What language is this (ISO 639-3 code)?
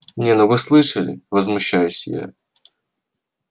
rus